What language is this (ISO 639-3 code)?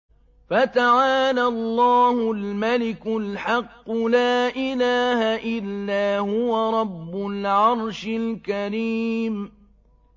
ara